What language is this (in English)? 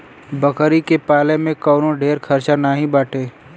Bhojpuri